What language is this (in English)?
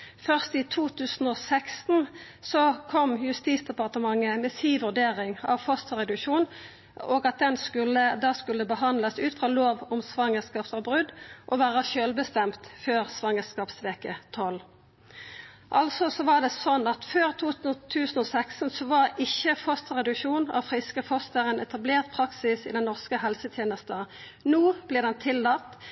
Norwegian Nynorsk